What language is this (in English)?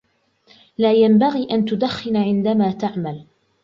Arabic